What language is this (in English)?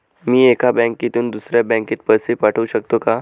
Marathi